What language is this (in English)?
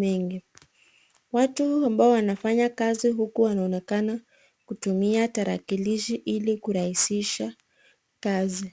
Swahili